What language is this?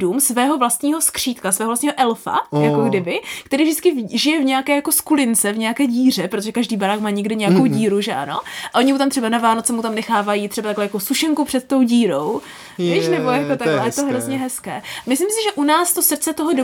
Czech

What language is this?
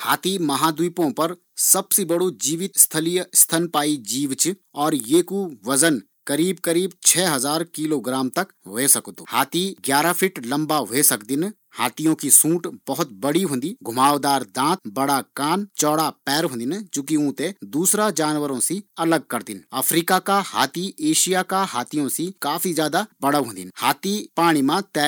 Garhwali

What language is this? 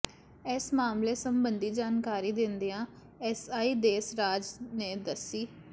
Punjabi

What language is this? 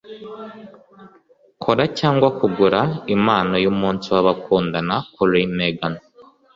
Kinyarwanda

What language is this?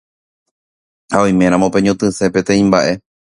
Guarani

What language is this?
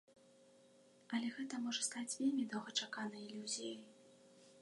Belarusian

